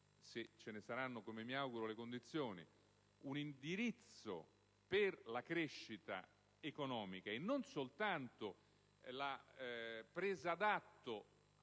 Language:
Italian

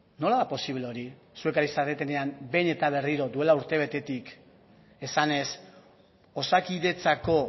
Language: Basque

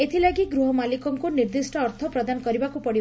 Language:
Odia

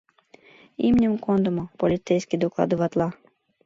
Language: Mari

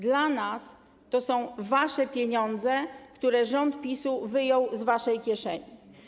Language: Polish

